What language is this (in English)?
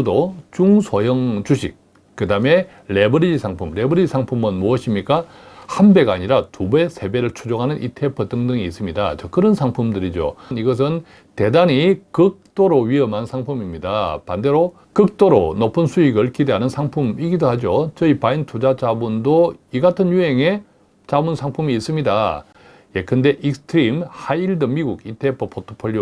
Korean